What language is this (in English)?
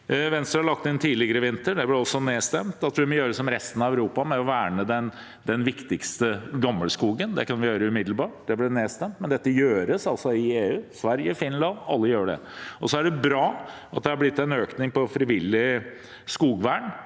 Norwegian